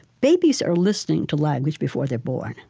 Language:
English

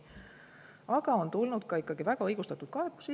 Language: Estonian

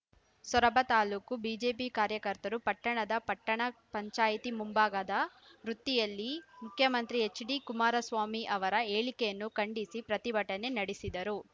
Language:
Kannada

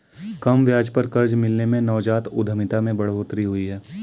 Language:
Hindi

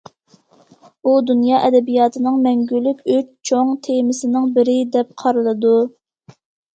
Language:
Uyghur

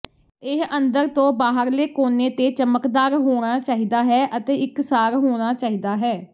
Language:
Punjabi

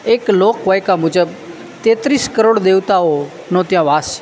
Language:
Gujarati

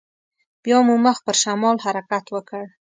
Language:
Pashto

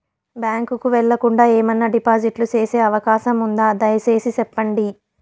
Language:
Telugu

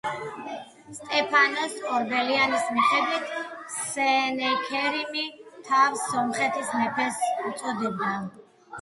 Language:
Georgian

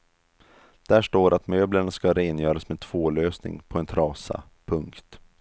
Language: Swedish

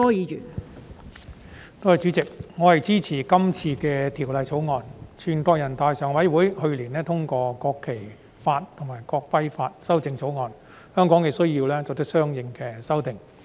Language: Cantonese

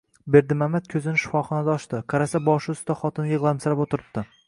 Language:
Uzbek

